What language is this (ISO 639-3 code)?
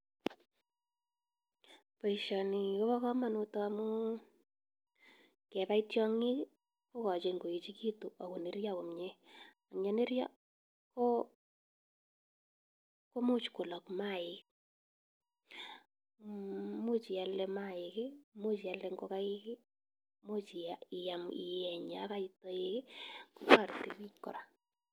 kln